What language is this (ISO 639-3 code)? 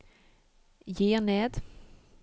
nor